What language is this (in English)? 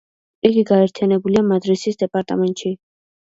Georgian